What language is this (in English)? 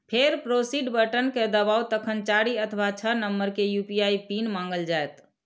Maithili